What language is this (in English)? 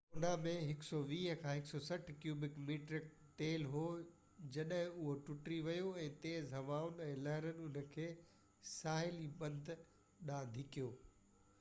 Sindhi